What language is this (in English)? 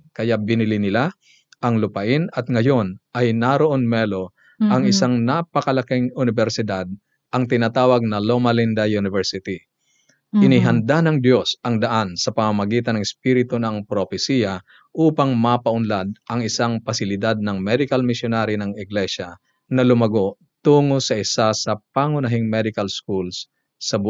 Filipino